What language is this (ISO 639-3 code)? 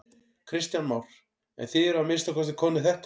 isl